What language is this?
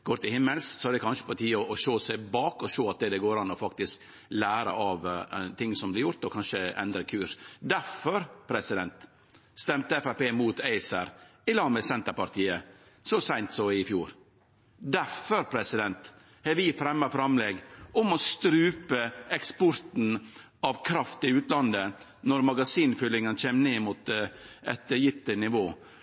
Norwegian Nynorsk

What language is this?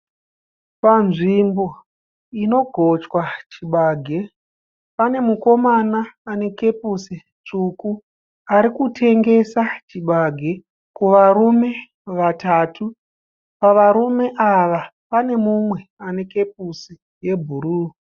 Shona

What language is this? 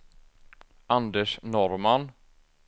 Swedish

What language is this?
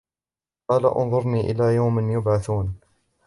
Arabic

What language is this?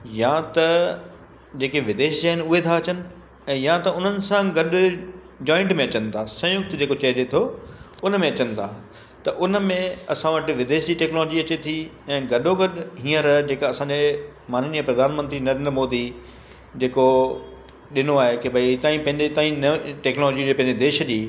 Sindhi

